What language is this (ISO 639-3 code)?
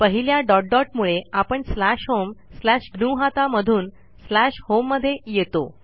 mar